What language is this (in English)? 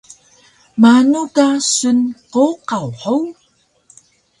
Taroko